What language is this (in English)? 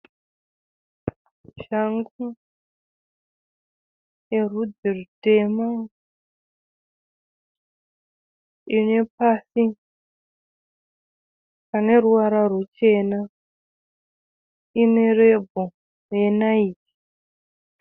Shona